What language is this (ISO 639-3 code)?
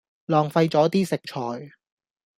yue